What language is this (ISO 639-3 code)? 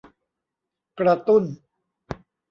tha